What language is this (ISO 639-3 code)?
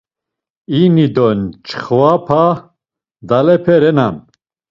lzz